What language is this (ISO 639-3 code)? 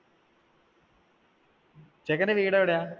mal